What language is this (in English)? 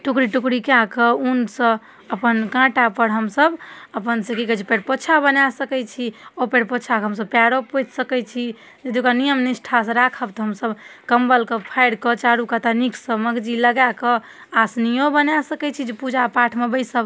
Maithili